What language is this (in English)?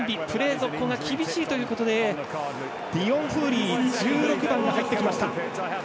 Japanese